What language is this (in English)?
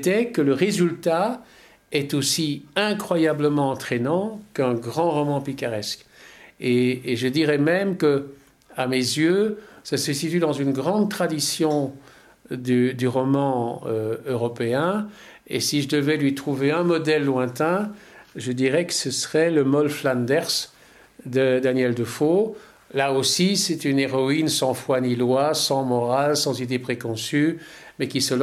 French